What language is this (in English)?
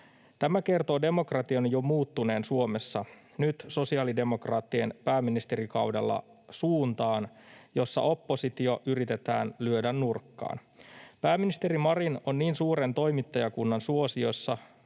Finnish